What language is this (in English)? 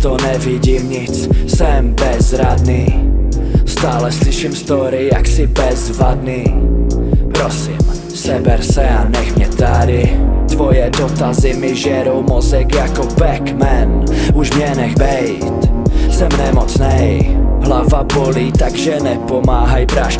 Czech